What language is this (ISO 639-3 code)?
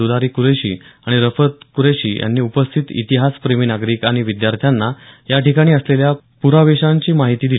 mar